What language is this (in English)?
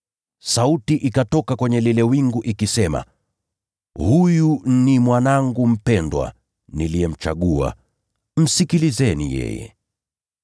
Swahili